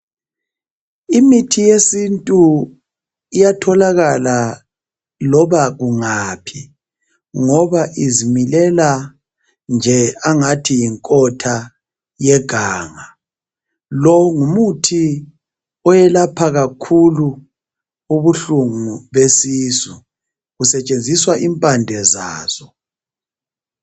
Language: North Ndebele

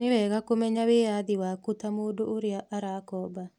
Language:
Kikuyu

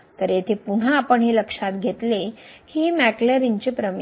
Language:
Marathi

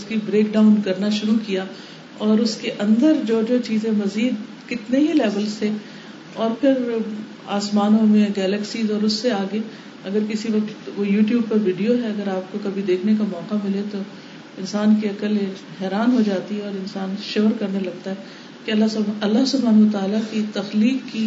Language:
Urdu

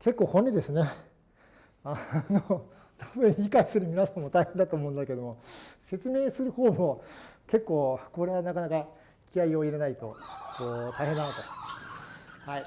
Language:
Japanese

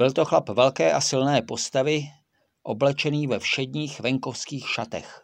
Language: Czech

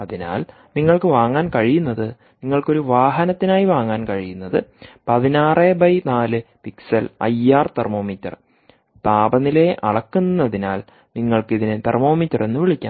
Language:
Malayalam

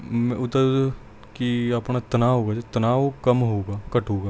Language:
Punjabi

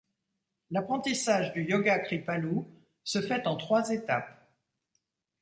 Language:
French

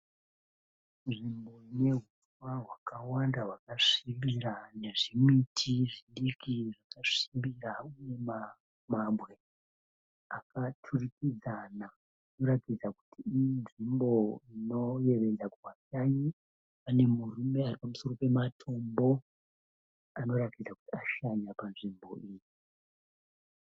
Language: Shona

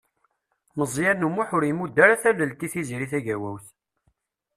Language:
Kabyle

